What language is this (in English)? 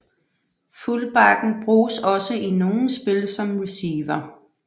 Danish